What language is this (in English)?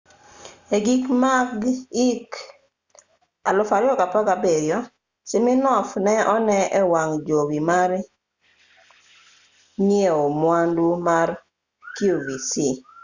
Luo (Kenya and Tanzania)